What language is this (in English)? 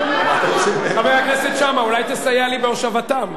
Hebrew